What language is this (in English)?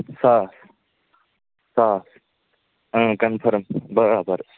Kashmiri